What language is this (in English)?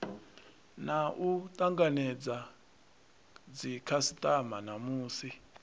Venda